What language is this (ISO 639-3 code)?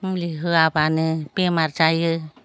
brx